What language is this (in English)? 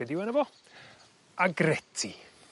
Welsh